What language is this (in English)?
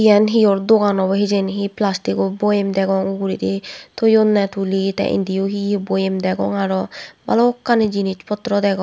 Chakma